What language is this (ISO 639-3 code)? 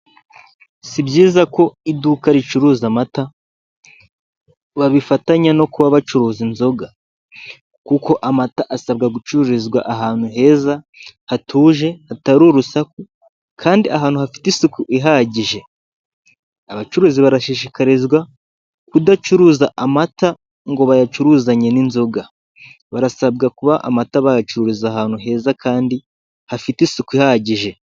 kin